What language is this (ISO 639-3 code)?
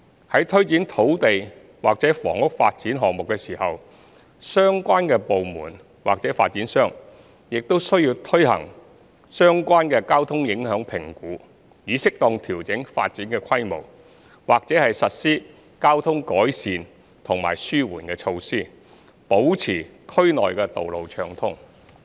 yue